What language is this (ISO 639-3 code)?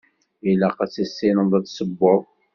kab